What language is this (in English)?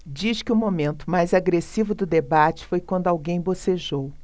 Portuguese